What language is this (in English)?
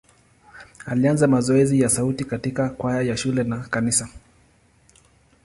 Swahili